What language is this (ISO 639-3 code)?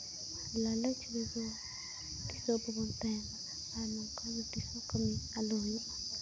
sat